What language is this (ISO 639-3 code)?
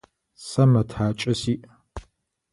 ady